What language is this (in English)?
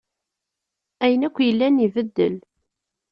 Kabyle